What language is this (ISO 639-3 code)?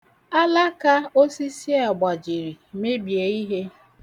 ibo